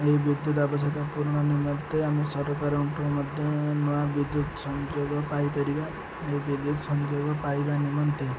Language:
Odia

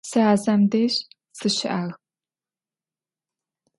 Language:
Adyghe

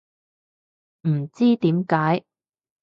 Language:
Cantonese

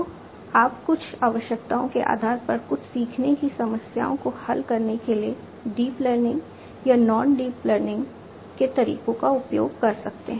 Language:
Hindi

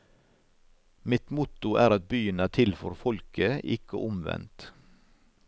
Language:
Norwegian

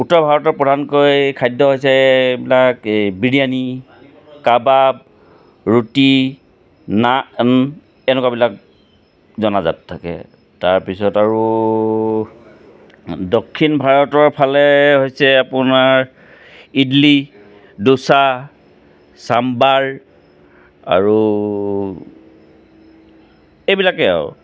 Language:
Assamese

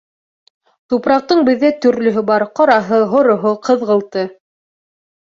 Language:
Bashkir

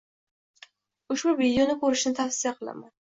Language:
Uzbek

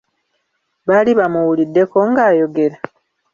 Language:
Ganda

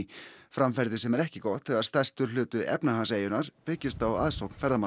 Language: Icelandic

